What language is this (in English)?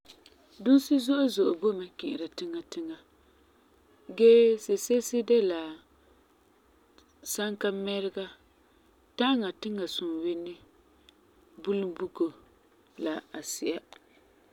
Frafra